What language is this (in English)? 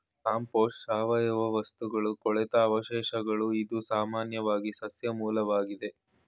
Kannada